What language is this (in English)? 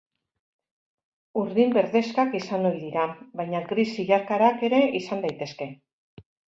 Basque